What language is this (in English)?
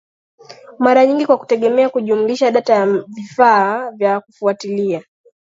Swahili